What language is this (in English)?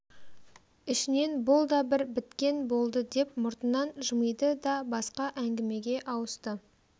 Kazakh